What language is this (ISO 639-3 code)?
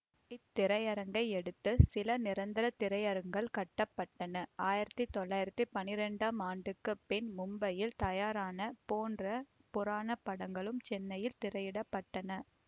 tam